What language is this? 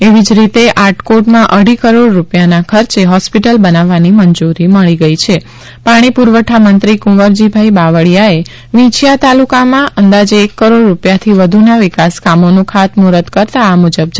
Gujarati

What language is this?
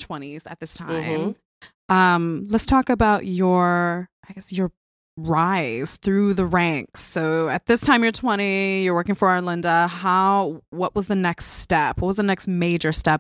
English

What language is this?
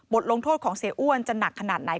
Thai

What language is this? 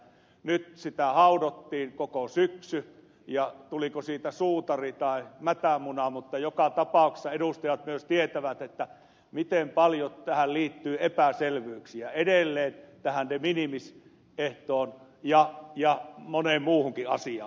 Finnish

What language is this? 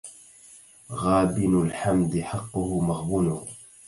Arabic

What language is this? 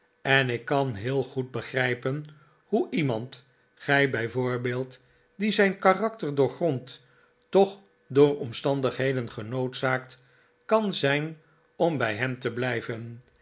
Dutch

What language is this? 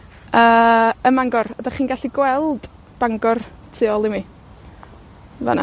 Welsh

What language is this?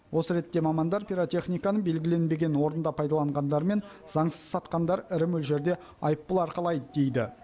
Kazakh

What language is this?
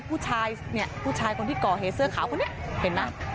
Thai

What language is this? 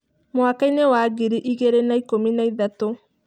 Kikuyu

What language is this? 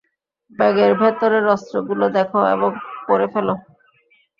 Bangla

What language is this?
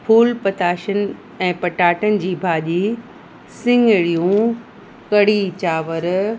Sindhi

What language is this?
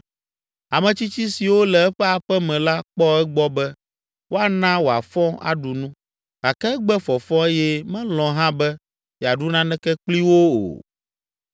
Ewe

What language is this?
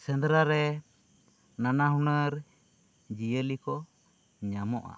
Santali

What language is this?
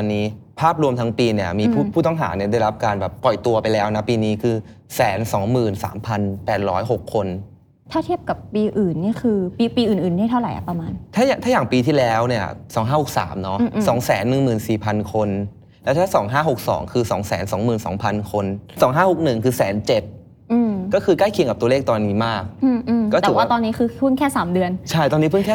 Thai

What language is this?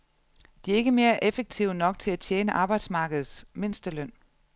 Danish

